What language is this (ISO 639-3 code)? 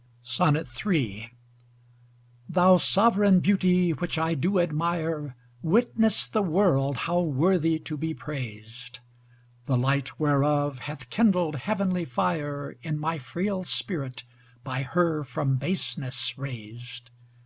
eng